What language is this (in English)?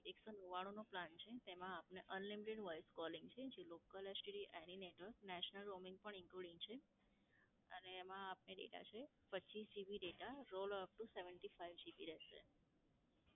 Gujarati